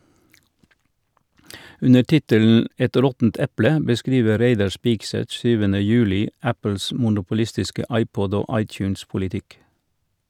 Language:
Norwegian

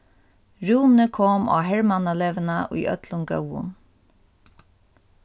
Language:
Faroese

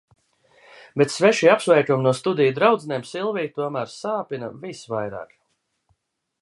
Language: Latvian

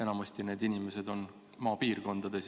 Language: Estonian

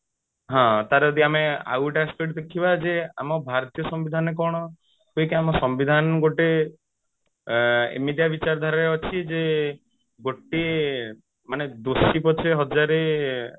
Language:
Odia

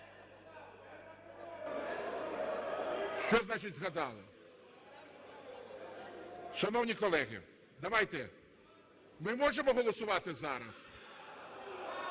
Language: Ukrainian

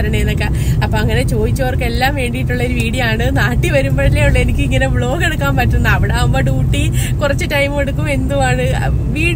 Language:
Malayalam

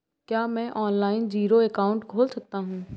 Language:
Hindi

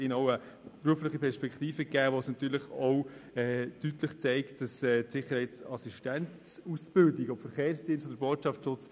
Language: Swiss German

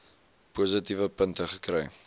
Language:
Afrikaans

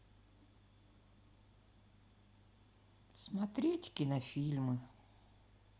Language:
Russian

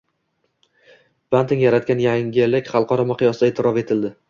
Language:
Uzbek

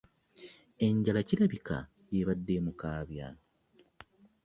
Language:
Ganda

